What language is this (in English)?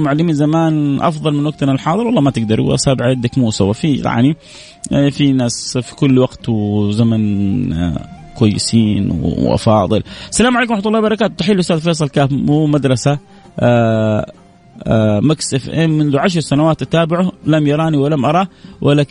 Arabic